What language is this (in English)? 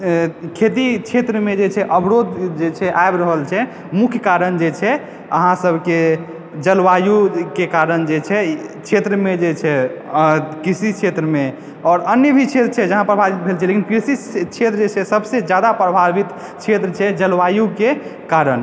Maithili